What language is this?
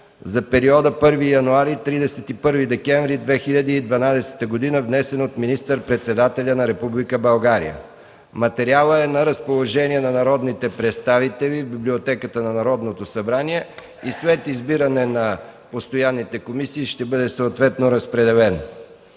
Bulgarian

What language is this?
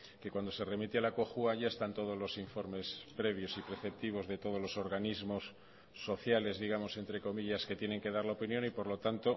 Spanish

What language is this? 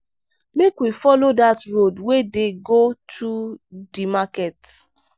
Nigerian Pidgin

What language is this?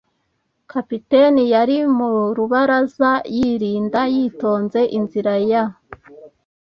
Kinyarwanda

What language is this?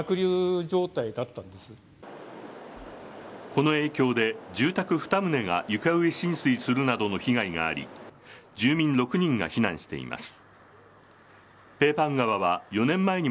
Japanese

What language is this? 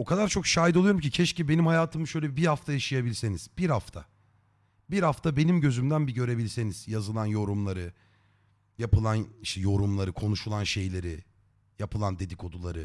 Turkish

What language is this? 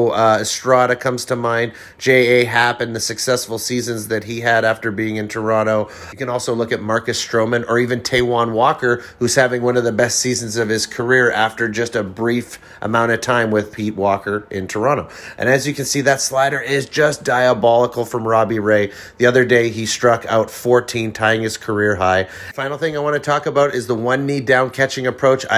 English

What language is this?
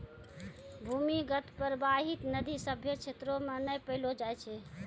Maithili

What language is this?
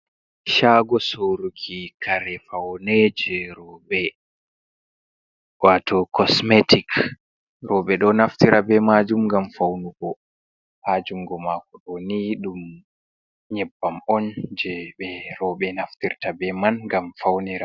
Fula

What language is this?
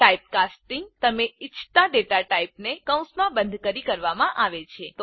Gujarati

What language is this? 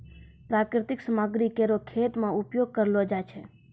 Maithili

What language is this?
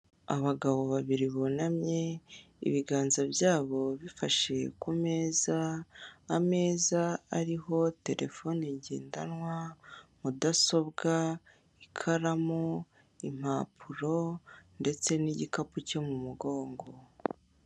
Kinyarwanda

